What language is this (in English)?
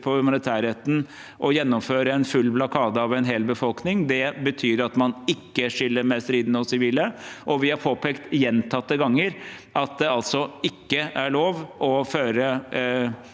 Norwegian